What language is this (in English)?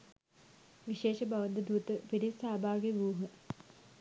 Sinhala